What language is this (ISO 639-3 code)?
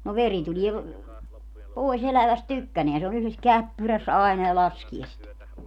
fin